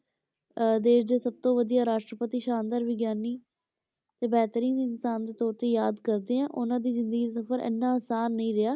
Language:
Punjabi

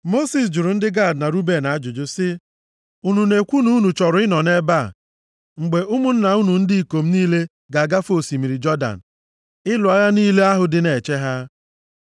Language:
Igbo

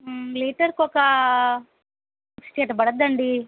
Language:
Telugu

